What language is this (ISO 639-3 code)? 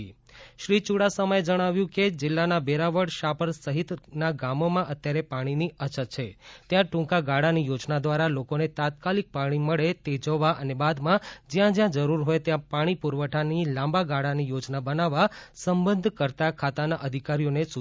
guj